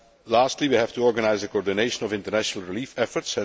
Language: English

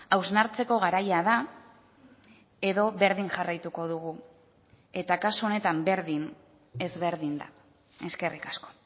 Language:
Basque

